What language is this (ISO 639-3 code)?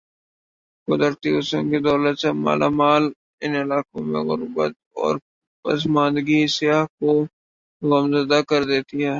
urd